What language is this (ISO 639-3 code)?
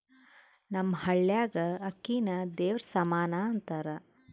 kan